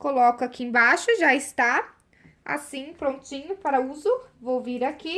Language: Portuguese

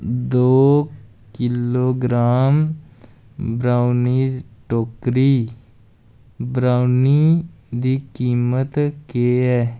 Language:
Dogri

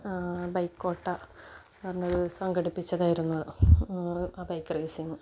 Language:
Malayalam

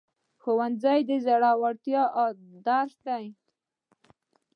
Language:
Pashto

